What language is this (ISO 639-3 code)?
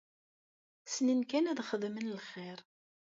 kab